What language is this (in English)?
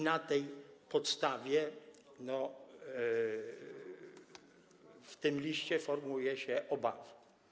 Polish